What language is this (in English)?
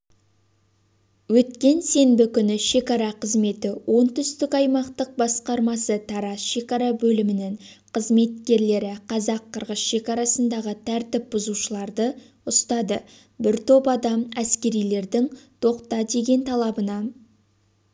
Kazakh